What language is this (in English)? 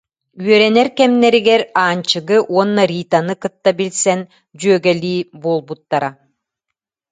Yakut